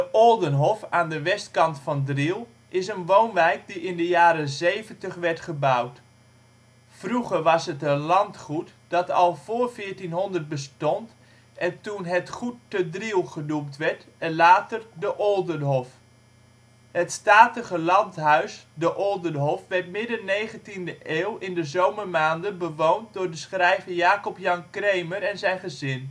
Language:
Dutch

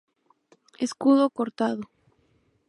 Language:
Spanish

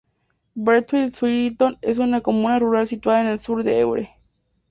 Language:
Spanish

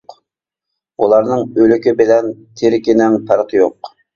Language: Uyghur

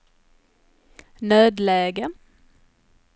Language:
Swedish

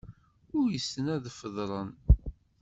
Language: Kabyle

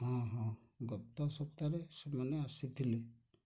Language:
Odia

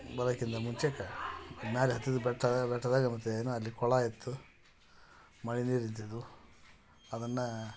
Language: Kannada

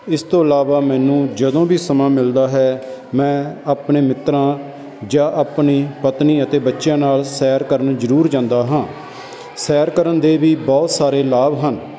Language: Punjabi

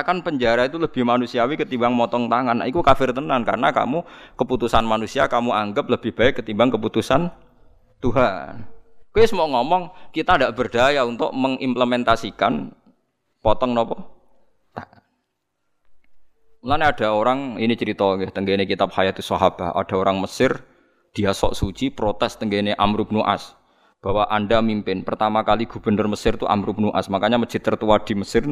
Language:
Indonesian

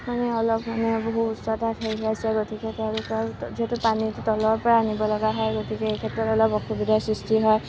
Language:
Assamese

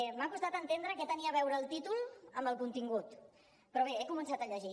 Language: Catalan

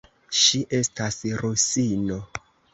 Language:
Esperanto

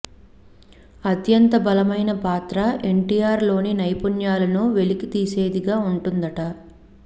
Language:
Telugu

